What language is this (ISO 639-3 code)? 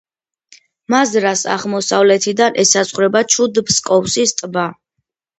kat